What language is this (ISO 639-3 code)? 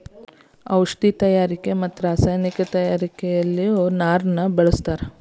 kan